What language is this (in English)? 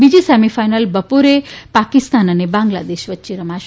Gujarati